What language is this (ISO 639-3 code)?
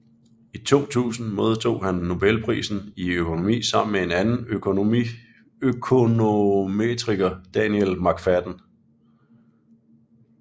dan